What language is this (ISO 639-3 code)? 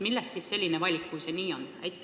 est